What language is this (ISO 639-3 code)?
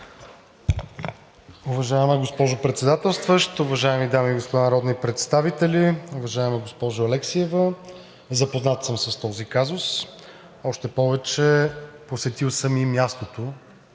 bul